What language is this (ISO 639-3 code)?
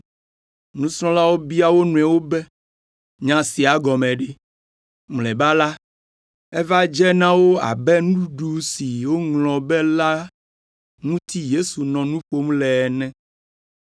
ewe